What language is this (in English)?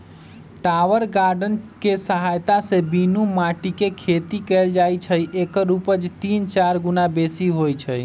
Magahi